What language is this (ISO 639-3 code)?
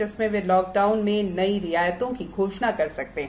hin